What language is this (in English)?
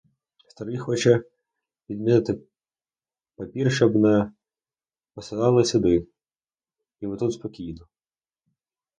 Ukrainian